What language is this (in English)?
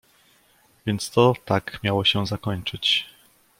Polish